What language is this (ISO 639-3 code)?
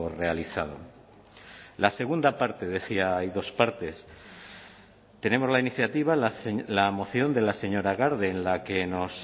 spa